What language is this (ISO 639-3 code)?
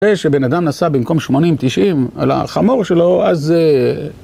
heb